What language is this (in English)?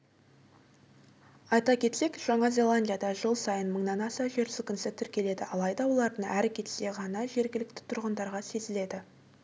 Kazakh